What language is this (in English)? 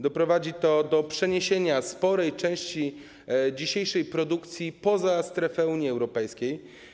Polish